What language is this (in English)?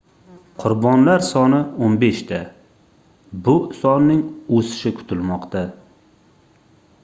Uzbek